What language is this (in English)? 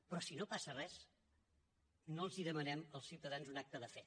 Catalan